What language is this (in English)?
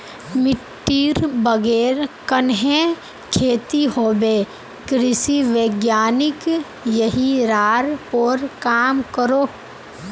Magahi